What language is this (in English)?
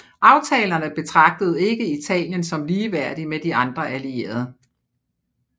Danish